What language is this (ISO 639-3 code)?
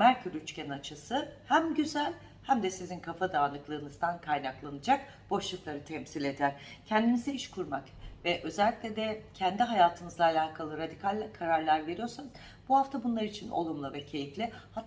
tur